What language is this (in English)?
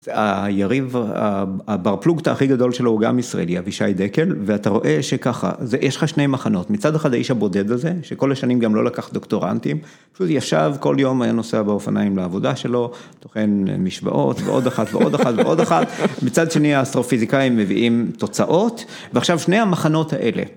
Hebrew